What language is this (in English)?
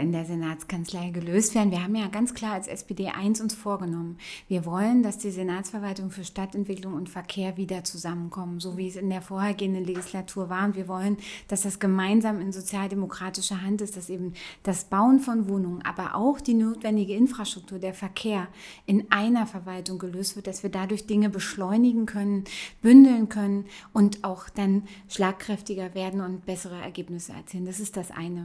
German